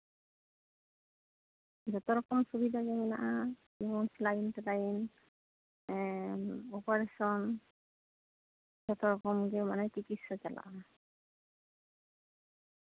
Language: Santali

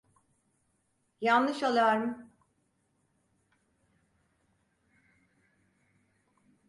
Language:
Turkish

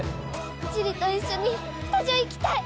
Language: Japanese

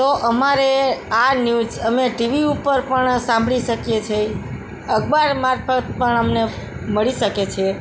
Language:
Gujarati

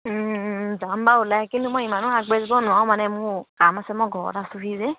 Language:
Assamese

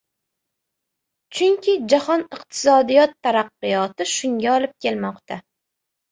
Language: Uzbek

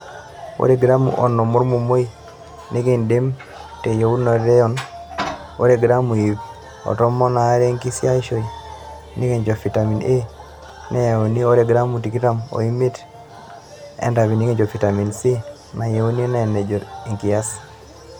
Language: Masai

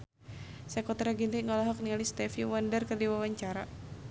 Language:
Sundanese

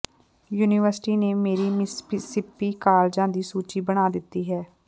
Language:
Punjabi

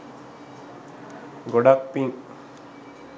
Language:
Sinhala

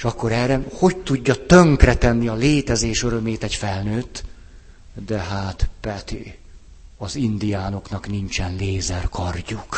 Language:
Hungarian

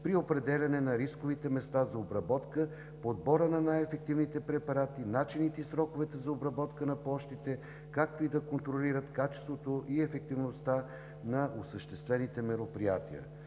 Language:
Bulgarian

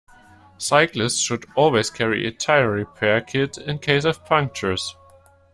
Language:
English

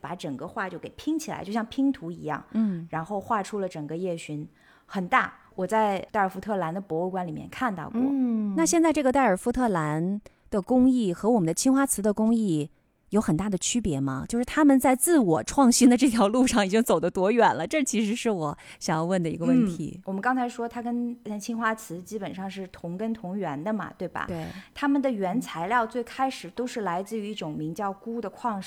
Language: Chinese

